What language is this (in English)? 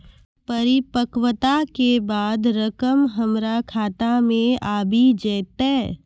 Maithili